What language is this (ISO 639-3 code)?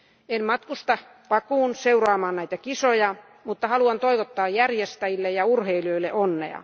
fin